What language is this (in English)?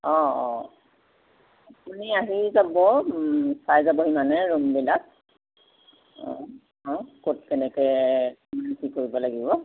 Assamese